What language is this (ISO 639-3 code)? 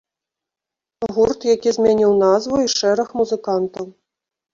bel